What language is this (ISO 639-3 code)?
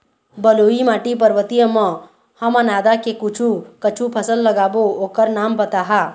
hne